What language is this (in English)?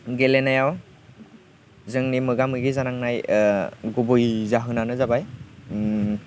Bodo